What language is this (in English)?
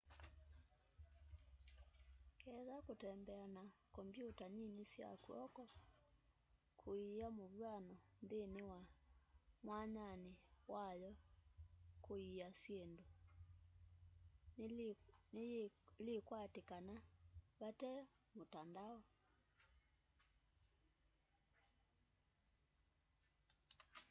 Kamba